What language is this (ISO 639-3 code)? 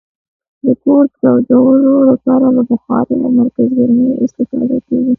pus